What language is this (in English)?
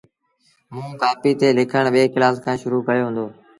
Sindhi Bhil